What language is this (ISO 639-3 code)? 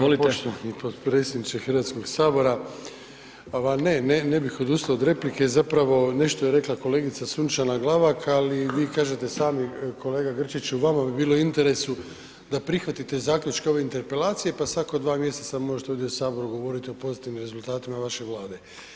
hrv